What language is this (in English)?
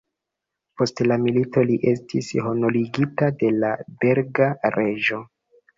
Esperanto